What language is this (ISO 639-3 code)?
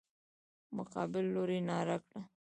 pus